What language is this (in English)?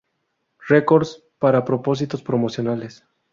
Spanish